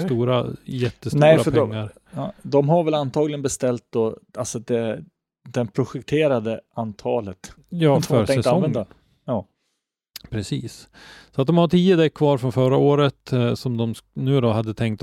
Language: Swedish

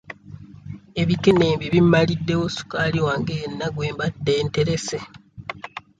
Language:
Ganda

